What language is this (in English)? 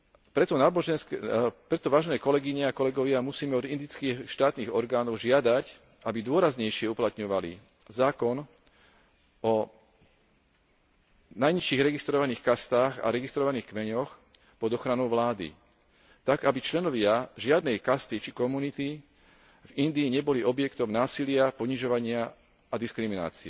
Slovak